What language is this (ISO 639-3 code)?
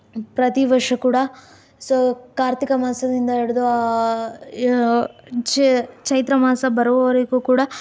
kan